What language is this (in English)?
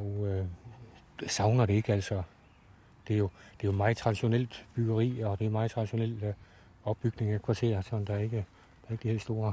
Danish